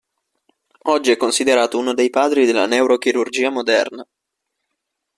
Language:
Italian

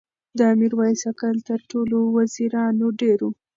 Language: Pashto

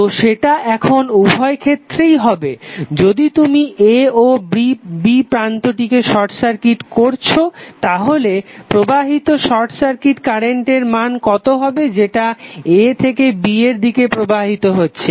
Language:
Bangla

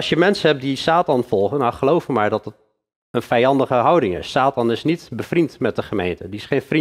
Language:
Dutch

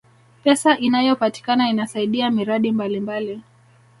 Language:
Swahili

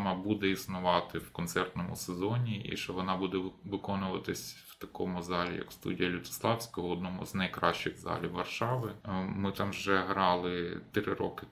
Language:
Ukrainian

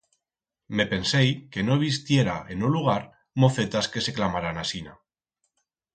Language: Aragonese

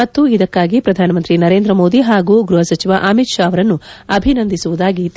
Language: Kannada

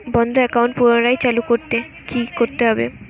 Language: Bangla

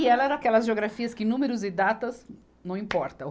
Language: Portuguese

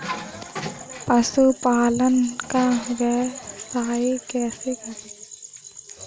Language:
Hindi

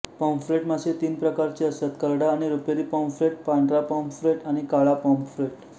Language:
Marathi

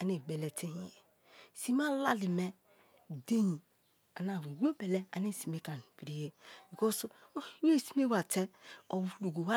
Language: Kalabari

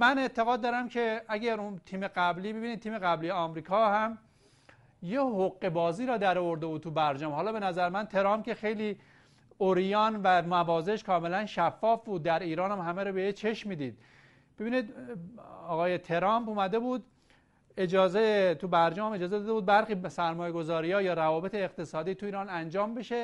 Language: Persian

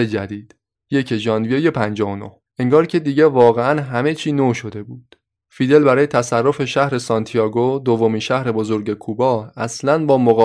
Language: Persian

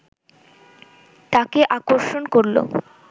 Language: Bangla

